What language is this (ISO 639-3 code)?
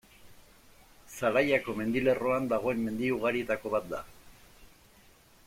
eus